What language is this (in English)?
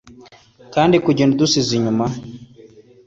Kinyarwanda